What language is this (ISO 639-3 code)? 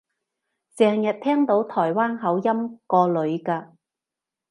yue